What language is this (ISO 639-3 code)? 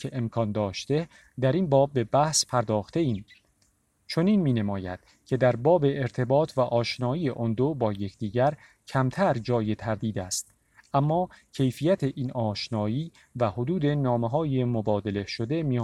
fas